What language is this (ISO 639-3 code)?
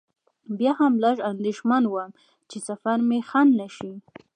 pus